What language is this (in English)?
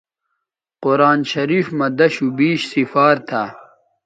Bateri